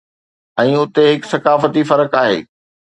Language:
Sindhi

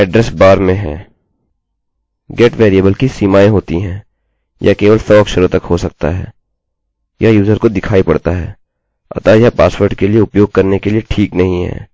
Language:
Hindi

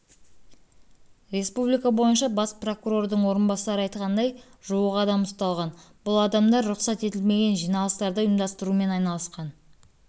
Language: Kazakh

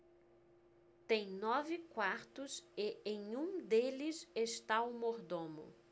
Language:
Portuguese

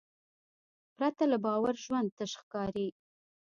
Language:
Pashto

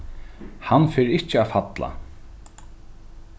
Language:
Faroese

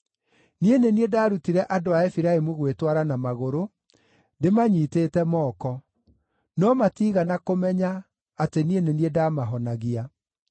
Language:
Kikuyu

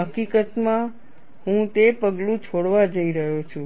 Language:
Gujarati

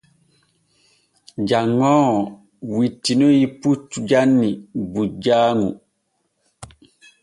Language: Borgu Fulfulde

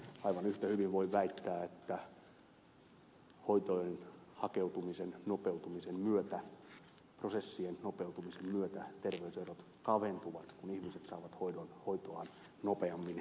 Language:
Finnish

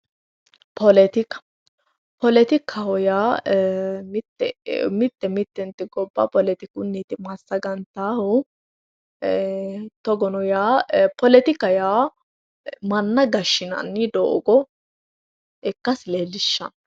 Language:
Sidamo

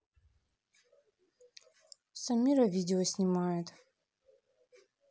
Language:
Russian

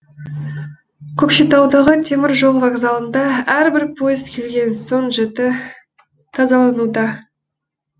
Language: Kazakh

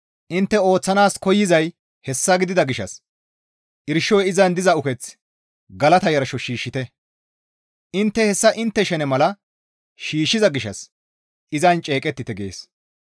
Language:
Gamo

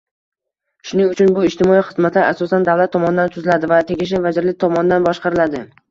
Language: Uzbek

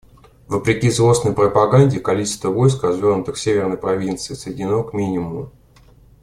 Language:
Russian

